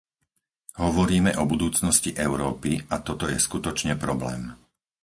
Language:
Slovak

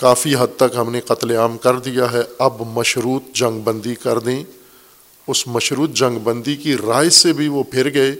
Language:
Urdu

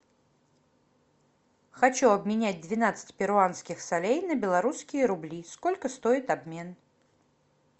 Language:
Russian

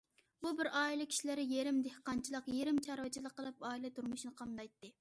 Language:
Uyghur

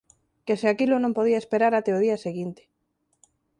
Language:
Galician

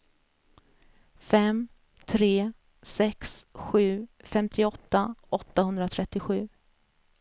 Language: Swedish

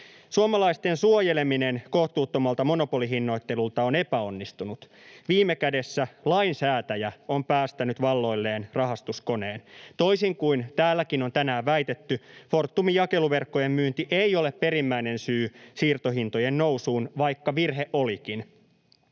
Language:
Finnish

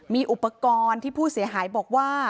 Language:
Thai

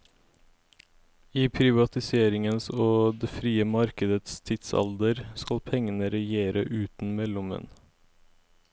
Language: Norwegian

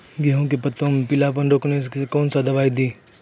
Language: Maithili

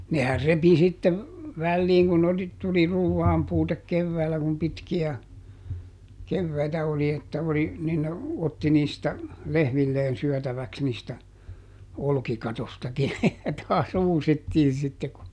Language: Finnish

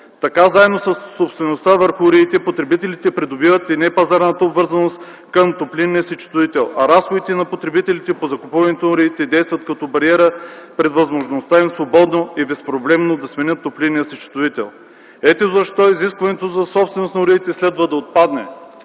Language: Bulgarian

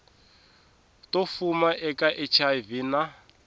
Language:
Tsonga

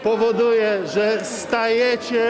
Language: Polish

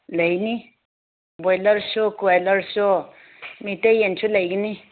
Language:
Manipuri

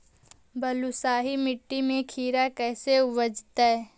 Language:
Magahi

